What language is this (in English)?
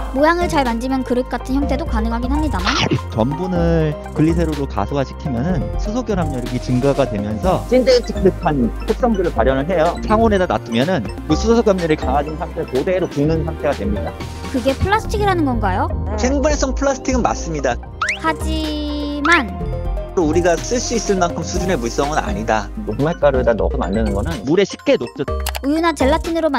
Korean